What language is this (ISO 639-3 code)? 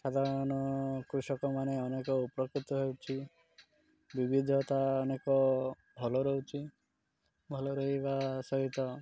ori